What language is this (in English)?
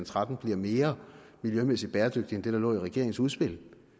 Danish